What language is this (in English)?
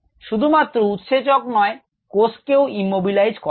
Bangla